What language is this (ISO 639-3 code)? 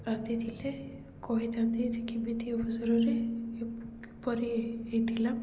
ori